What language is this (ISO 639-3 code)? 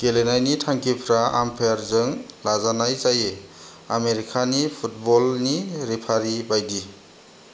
brx